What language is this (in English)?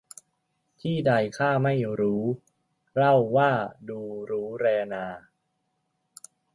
Thai